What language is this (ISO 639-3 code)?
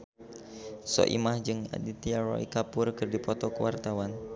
sun